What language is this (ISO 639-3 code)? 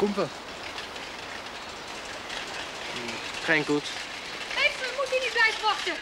nld